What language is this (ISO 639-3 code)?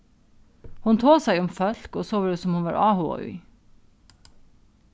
fao